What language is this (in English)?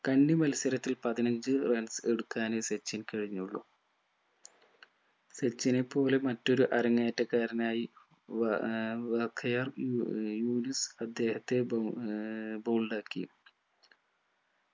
Malayalam